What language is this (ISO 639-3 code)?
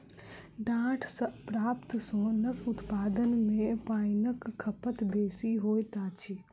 mai